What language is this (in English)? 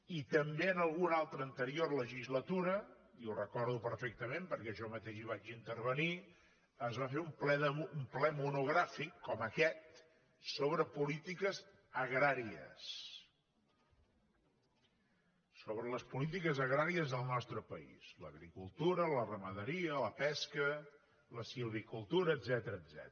Catalan